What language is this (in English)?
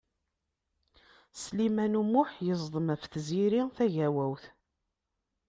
Kabyle